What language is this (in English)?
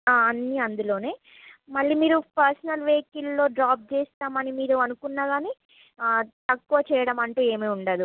Telugu